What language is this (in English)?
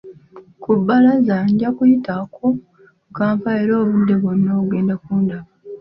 Ganda